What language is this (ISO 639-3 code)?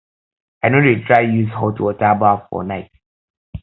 pcm